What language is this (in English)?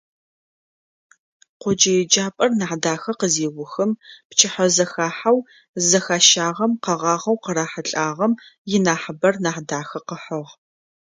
Adyghe